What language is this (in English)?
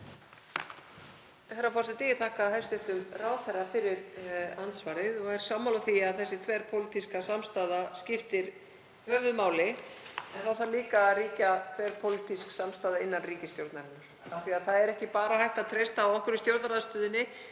Icelandic